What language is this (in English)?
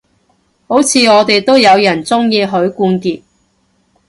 Cantonese